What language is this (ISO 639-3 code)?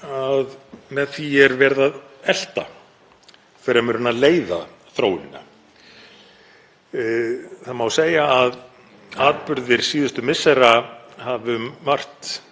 isl